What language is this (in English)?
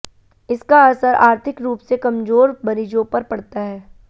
Hindi